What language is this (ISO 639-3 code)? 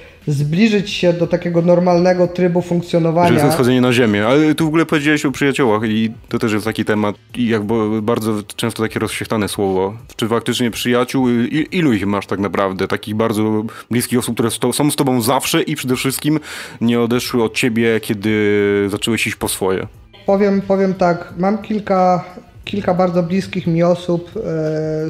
pol